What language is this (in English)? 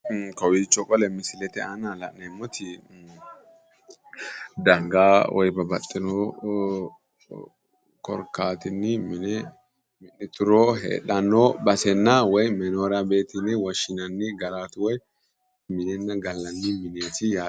Sidamo